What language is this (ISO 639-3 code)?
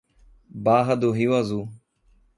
por